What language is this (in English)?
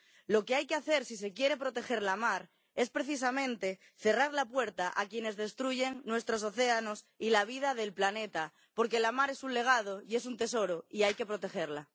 Spanish